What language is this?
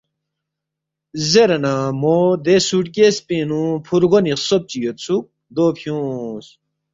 Balti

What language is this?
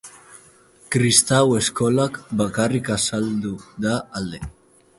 Basque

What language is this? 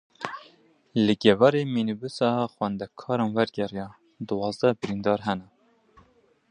Kurdish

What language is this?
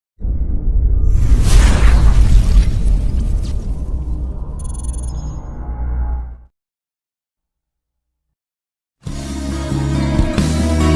Indonesian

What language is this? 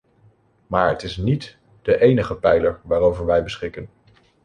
Dutch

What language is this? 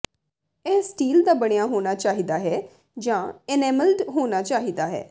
Punjabi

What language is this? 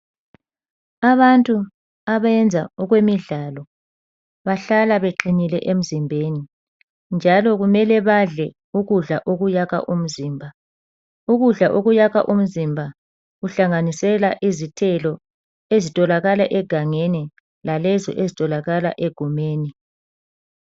North Ndebele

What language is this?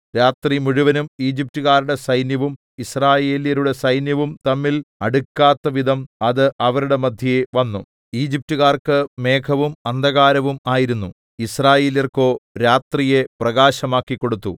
Malayalam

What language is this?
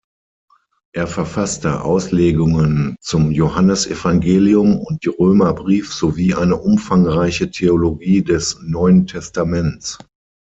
German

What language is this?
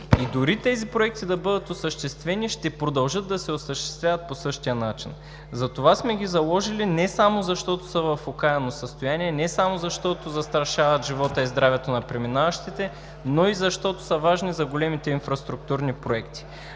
Bulgarian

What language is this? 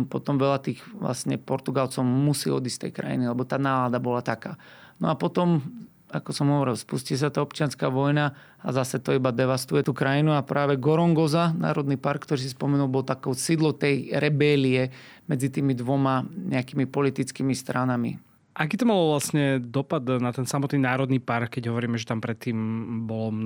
Slovak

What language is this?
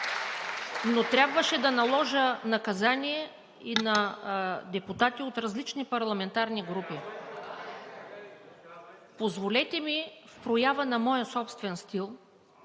Bulgarian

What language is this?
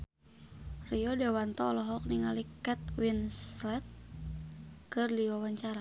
Sundanese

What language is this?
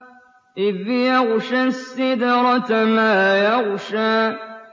Arabic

